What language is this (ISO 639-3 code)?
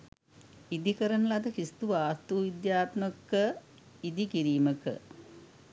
sin